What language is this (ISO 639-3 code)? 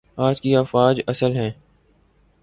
urd